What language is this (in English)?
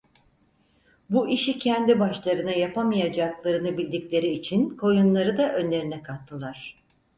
Turkish